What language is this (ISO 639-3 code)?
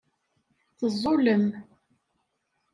kab